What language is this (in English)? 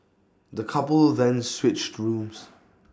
English